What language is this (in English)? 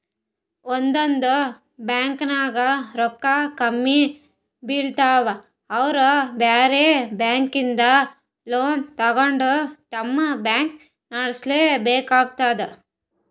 Kannada